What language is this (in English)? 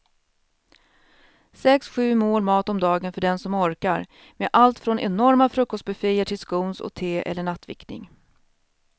Swedish